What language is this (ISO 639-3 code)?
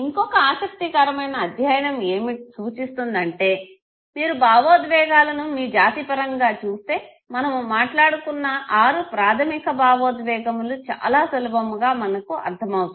tel